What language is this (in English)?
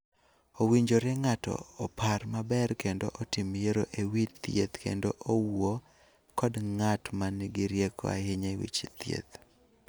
Luo (Kenya and Tanzania)